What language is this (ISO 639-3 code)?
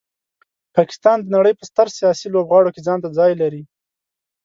pus